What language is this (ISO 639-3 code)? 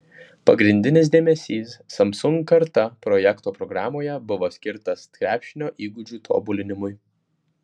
lit